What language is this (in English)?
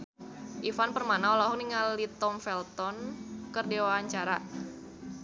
Sundanese